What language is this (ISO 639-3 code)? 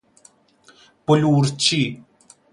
fas